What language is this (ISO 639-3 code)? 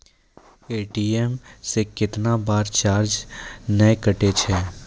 mai